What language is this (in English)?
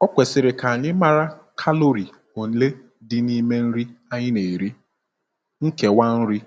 Igbo